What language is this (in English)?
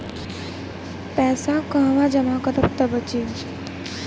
Bhojpuri